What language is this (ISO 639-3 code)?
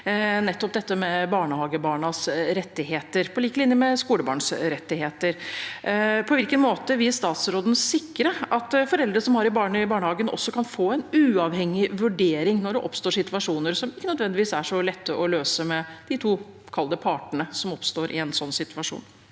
nor